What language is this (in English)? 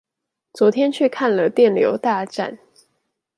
Chinese